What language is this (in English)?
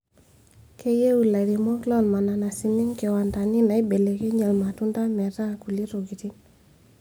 Masai